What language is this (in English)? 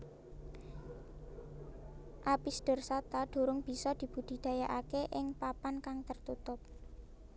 Javanese